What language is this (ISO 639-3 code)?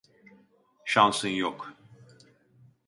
tur